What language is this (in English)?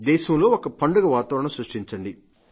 Telugu